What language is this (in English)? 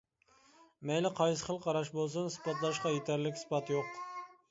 Uyghur